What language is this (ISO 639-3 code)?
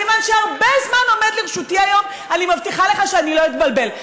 heb